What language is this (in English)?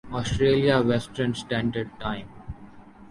Urdu